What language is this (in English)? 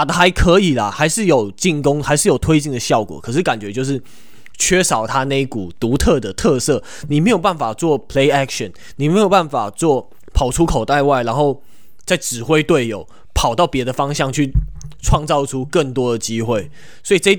Chinese